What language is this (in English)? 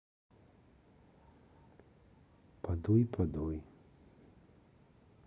Russian